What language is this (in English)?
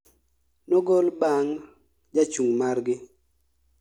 Luo (Kenya and Tanzania)